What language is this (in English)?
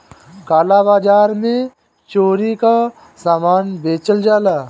Bhojpuri